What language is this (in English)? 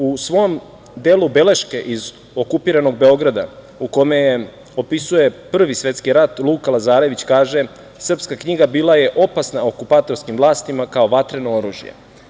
Serbian